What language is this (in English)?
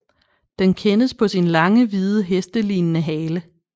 Danish